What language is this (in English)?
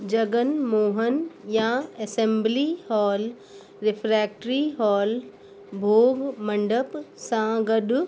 Sindhi